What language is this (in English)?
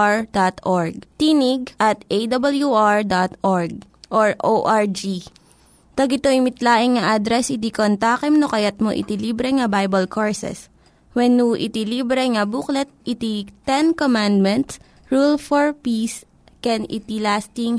Filipino